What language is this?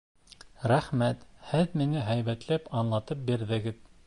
Bashkir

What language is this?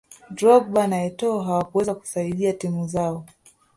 Swahili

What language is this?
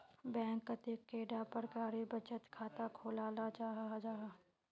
Magahi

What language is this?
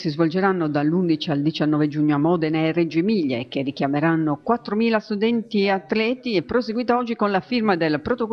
Italian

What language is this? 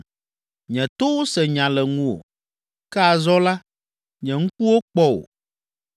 Ewe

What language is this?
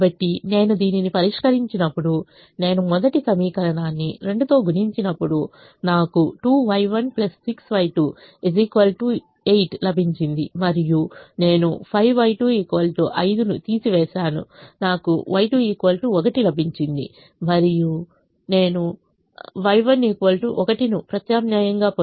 Telugu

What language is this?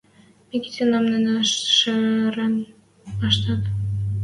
Western Mari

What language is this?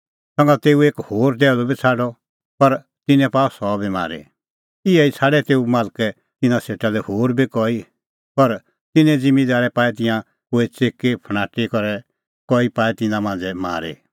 Kullu Pahari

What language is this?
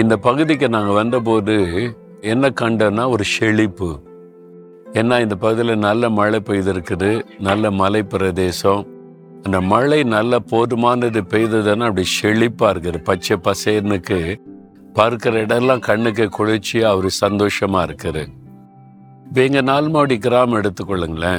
Tamil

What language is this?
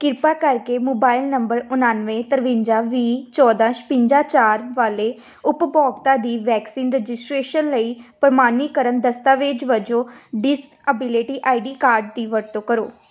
Punjabi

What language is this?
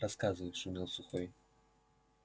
Russian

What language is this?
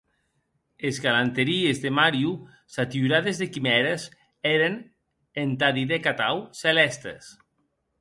Occitan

